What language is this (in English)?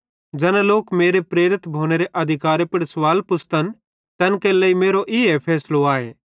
Bhadrawahi